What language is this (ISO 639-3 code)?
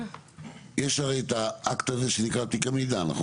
heb